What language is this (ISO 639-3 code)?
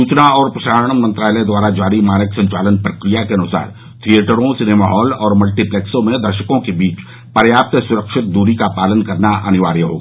hin